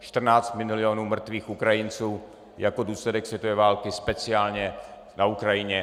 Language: Czech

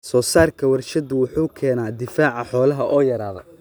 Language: Somali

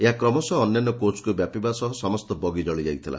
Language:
Odia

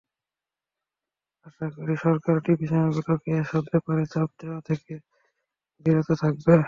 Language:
Bangla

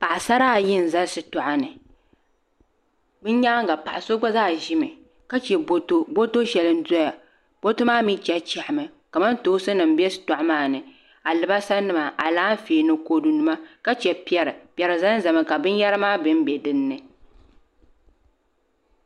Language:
Dagbani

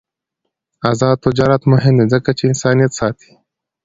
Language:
Pashto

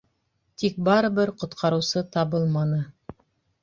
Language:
Bashkir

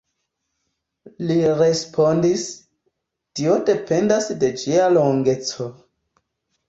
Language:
Esperanto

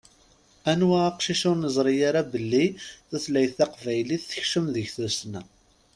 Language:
Kabyle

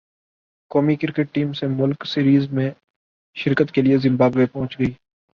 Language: Urdu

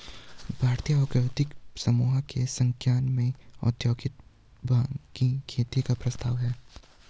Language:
Hindi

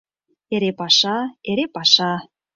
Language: Mari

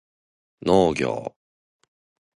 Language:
Japanese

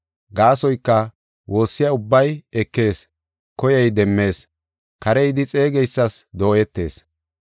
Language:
Gofa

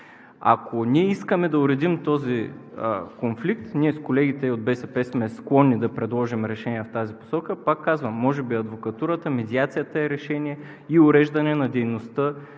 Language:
Bulgarian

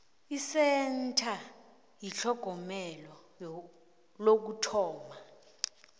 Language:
South Ndebele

